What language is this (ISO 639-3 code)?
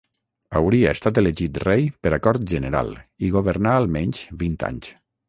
cat